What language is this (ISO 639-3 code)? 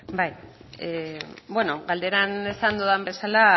eus